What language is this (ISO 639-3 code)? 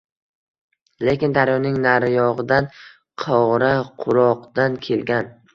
uzb